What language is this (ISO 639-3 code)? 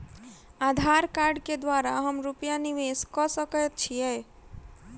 mai